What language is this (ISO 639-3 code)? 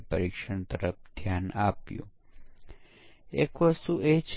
guj